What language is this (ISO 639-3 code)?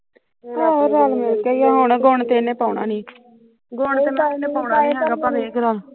pan